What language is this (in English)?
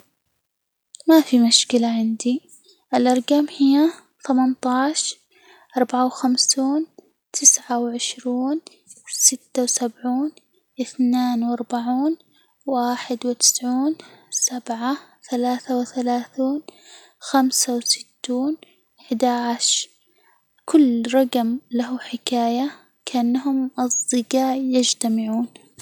Hijazi Arabic